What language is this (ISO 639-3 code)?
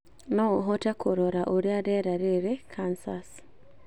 kik